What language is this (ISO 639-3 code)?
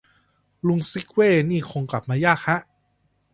tha